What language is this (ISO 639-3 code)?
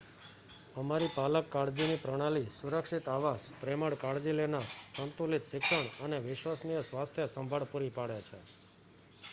guj